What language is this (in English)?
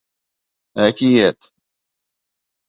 Bashkir